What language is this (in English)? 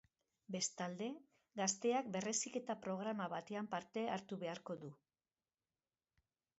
Basque